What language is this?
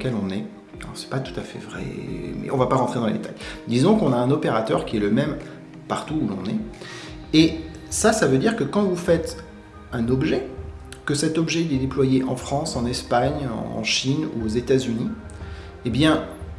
French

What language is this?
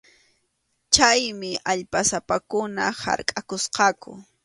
Arequipa-La Unión Quechua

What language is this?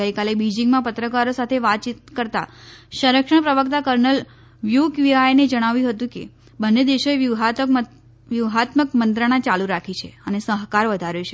Gujarati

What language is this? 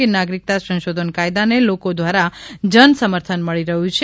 Gujarati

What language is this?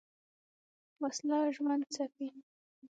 Pashto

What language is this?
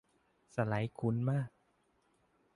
Thai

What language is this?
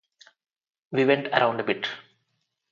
English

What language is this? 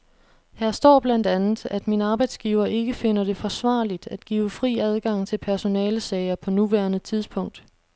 Danish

